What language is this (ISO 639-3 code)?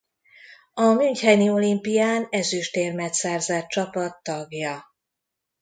hun